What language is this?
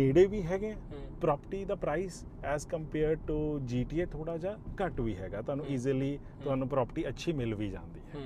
Punjabi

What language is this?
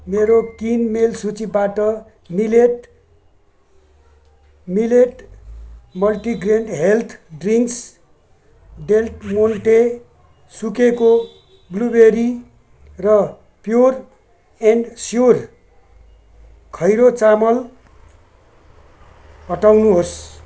Nepali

